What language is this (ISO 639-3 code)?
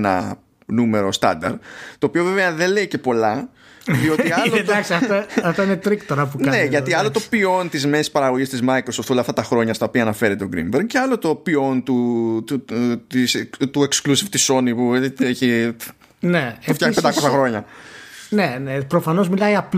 ell